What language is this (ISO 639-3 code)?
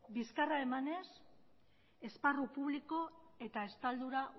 eus